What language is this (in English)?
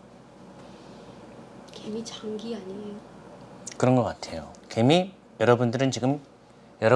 Korean